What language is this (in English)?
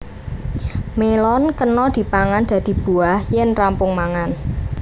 Javanese